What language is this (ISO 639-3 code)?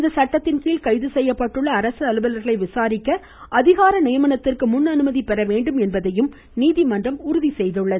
tam